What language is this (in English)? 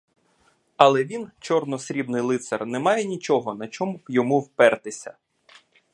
Ukrainian